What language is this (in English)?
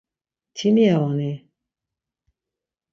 Laz